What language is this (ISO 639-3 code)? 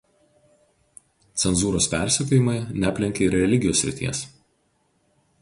lit